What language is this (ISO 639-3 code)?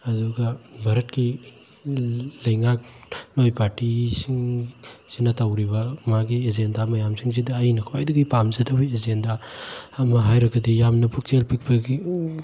mni